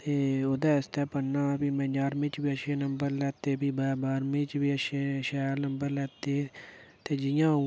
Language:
Dogri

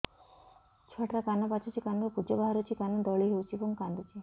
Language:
Odia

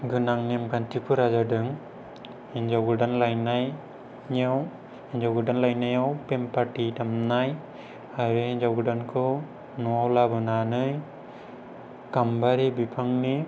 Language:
Bodo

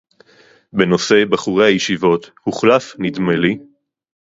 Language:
Hebrew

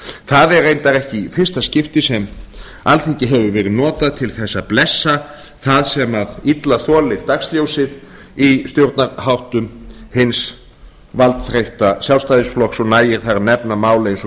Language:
Icelandic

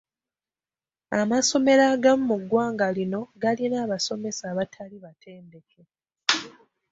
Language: Ganda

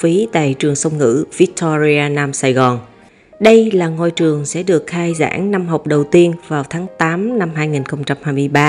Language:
Vietnamese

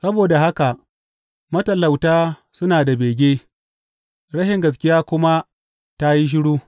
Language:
Hausa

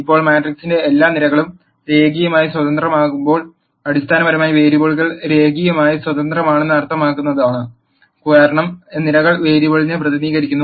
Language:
Malayalam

